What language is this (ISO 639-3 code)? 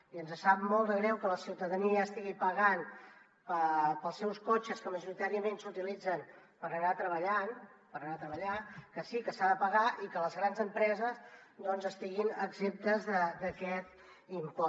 cat